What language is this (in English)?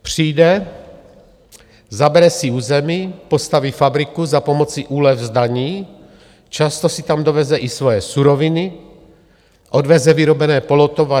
Czech